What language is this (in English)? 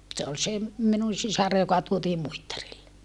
Finnish